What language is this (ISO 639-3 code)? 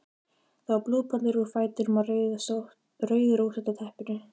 isl